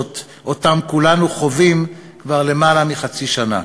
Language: Hebrew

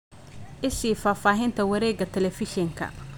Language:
Somali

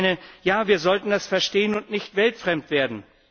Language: German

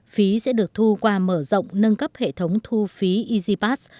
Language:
Vietnamese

